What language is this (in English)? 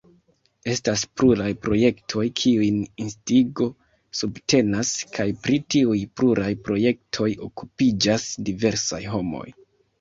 Esperanto